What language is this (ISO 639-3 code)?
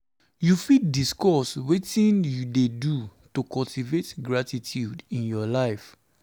pcm